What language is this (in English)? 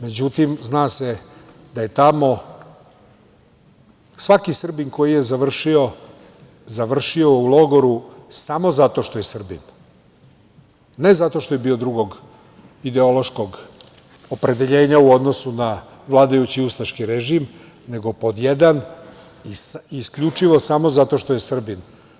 Serbian